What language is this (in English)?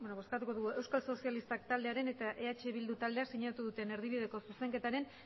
Basque